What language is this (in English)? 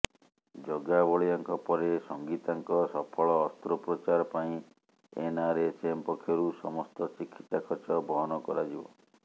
Odia